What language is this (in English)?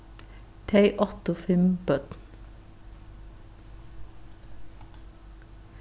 Faroese